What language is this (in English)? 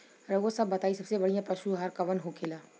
Bhojpuri